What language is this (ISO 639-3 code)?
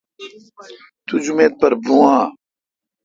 xka